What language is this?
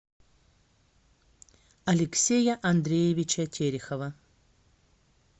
Russian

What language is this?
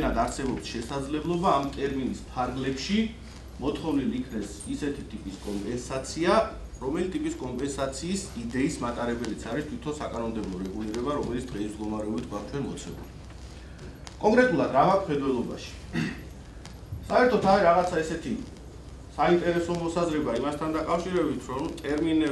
Romanian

